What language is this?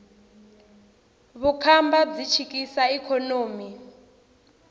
Tsonga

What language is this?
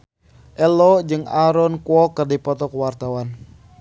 Sundanese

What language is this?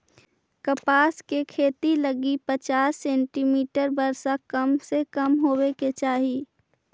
Magahi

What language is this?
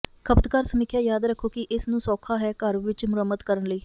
Punjabi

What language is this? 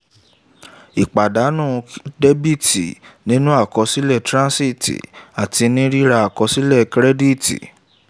Yoruba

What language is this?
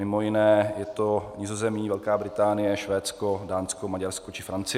Czech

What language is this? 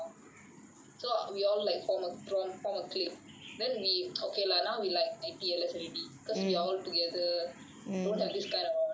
English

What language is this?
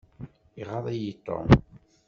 Kabyle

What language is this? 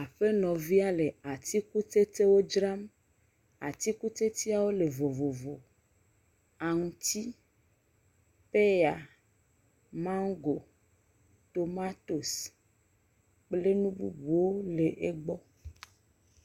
Ewe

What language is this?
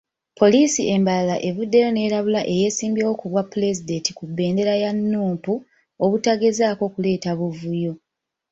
Ganda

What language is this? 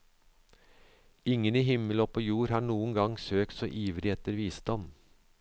Norwegian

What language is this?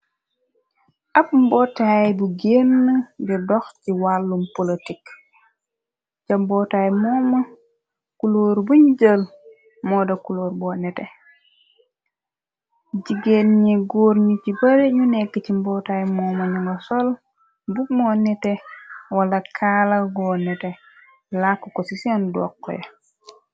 Wolof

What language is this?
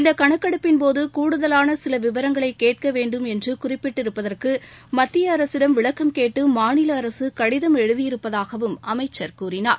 Tamil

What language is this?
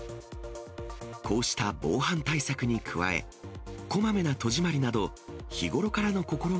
Japanese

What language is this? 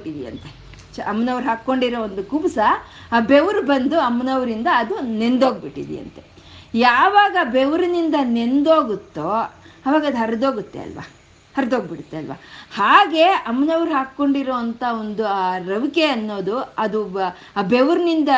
Kannada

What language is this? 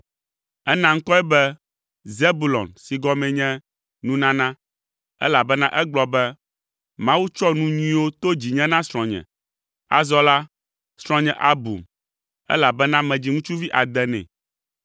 Ewe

